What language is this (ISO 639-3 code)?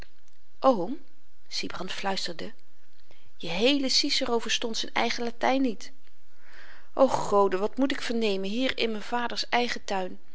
nld